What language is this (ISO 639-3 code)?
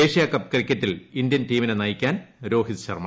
mal